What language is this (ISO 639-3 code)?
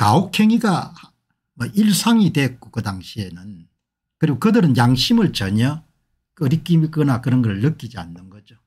kor